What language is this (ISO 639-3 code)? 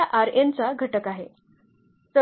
mar